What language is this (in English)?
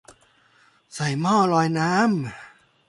Thai